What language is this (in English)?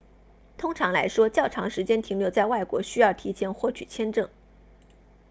Chinese